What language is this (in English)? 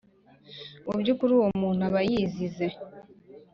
Kinyarwanda